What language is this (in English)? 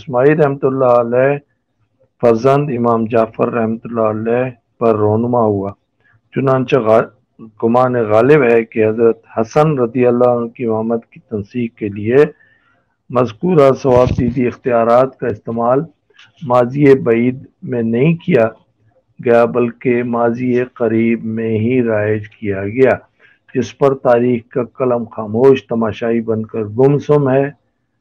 Urdu